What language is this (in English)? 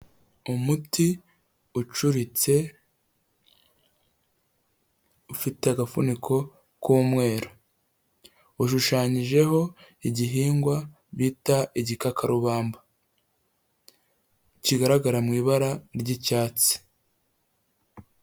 Kinyarwanda